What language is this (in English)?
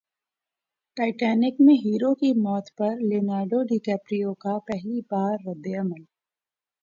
Urdu